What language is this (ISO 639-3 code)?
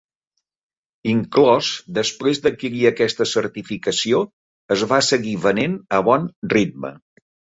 cat